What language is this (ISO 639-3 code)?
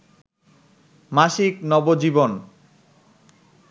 ben